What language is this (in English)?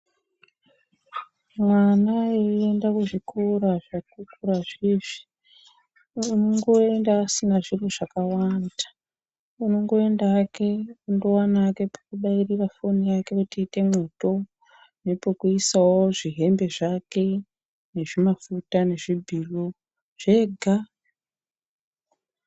Ndau